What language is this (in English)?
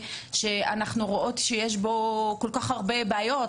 Hebrew